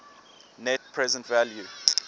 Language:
English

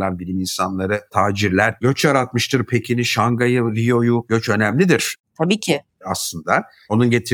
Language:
Turkish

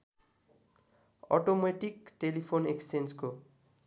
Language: Nepali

